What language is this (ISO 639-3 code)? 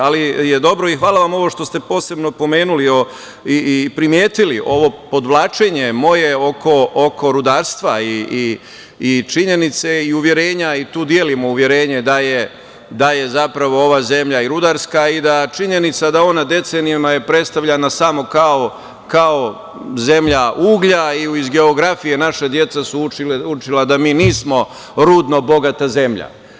srp